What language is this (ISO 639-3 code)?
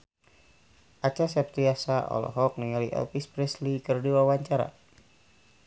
sun